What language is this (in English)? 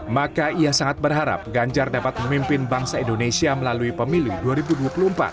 Indonesian